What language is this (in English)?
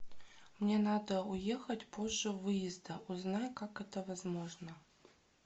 Russian